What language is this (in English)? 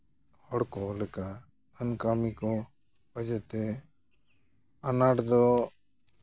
Santali